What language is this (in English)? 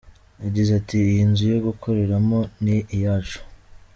Kinyarwanda